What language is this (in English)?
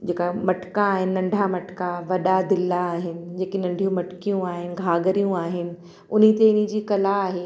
Sindhi